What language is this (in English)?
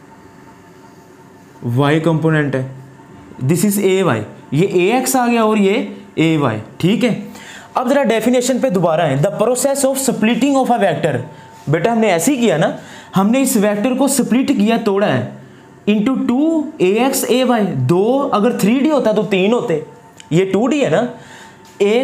Hindi